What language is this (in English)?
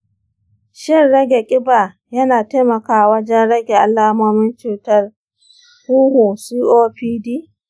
Hausa